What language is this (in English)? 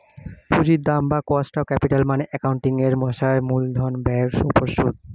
Bangla